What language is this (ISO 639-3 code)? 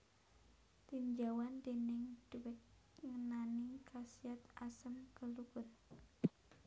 jav